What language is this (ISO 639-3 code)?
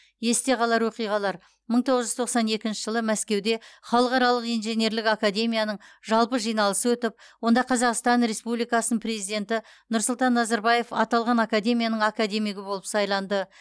kaz